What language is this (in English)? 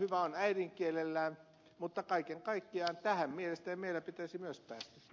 Finnish